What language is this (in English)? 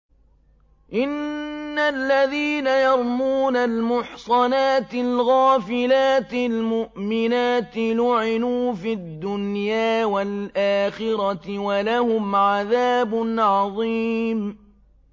Arabic